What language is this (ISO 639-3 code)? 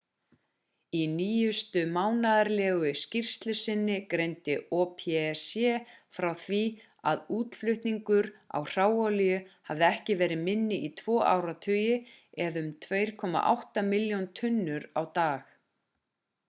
isl